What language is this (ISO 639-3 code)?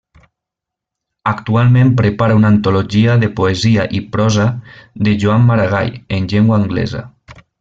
cat